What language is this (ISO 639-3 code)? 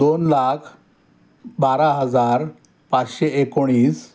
mar